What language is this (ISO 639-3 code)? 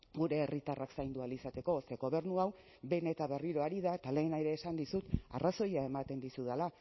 eus